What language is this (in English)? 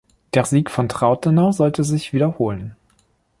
German